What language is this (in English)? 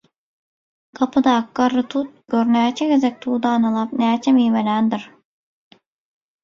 Turkmen